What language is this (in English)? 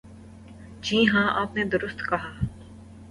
Urdu